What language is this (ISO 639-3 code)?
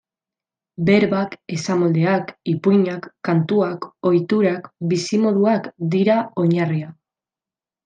eus